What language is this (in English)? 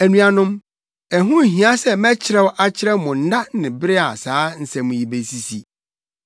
Akan